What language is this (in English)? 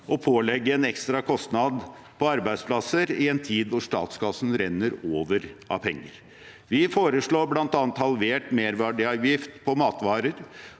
Norwegian